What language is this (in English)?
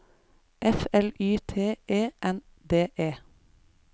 Norwegian